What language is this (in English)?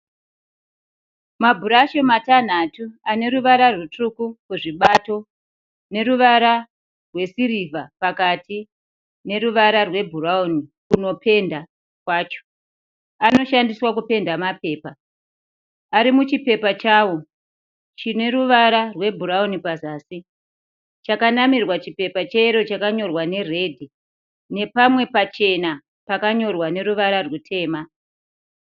Shona